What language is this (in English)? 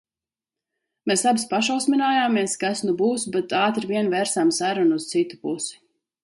Latvian